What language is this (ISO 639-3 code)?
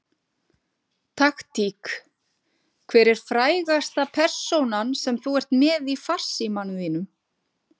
isl